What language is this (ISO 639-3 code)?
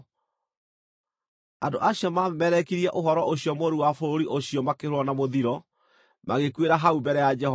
kik